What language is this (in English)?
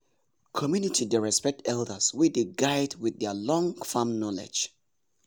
Nigerian Pidgin